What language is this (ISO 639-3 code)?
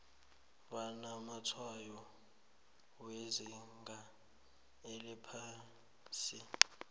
nbl